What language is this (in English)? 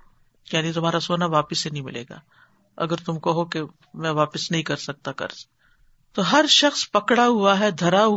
Urdu